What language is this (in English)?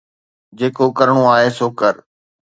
Sindhi